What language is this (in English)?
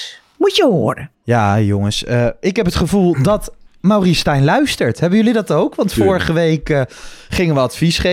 Dutch